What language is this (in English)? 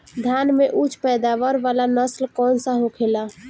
Bhojpuri